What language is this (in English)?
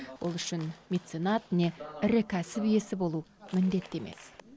Kazakh